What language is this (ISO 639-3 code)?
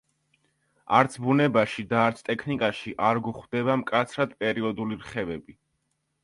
kat